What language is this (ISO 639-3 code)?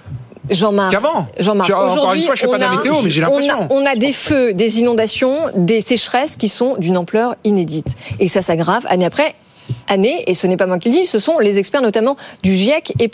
fra